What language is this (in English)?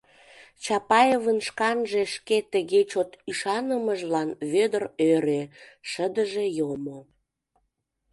Mari